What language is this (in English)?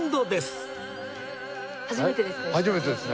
Japanese